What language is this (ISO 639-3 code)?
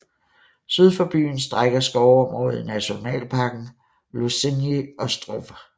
dan